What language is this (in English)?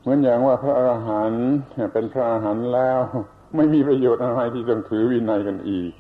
Thai